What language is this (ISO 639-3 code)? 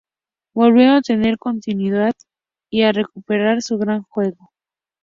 spa